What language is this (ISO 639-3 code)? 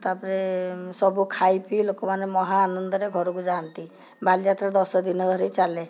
ori